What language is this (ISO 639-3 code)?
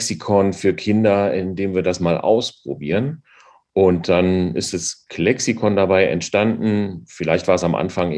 deu